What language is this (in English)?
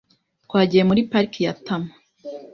Kinyarwanda